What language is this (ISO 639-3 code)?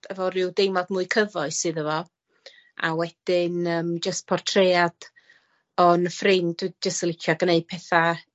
cym